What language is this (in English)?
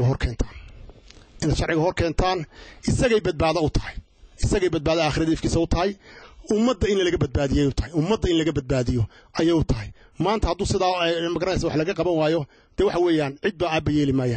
Arabic